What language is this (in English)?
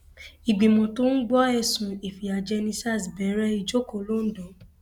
Yoruba